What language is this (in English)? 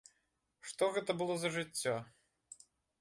Belarusian